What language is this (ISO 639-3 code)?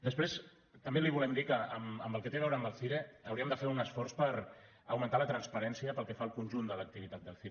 cat